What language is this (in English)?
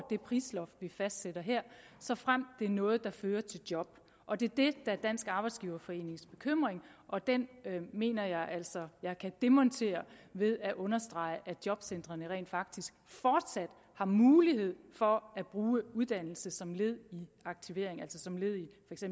Danish